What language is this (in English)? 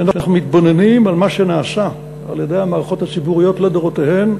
Hebrew